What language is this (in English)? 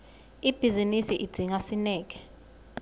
Swati